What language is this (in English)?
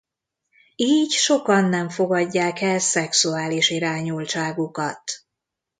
Hungarian